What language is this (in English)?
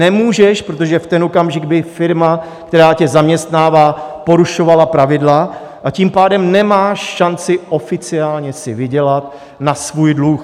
Czech